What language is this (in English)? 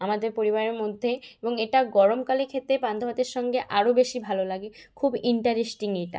Bangla